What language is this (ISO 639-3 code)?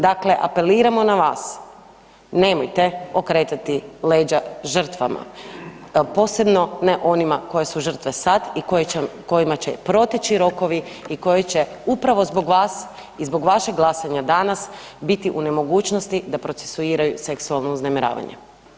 hrv